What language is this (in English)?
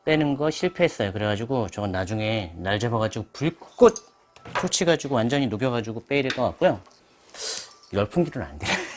Korean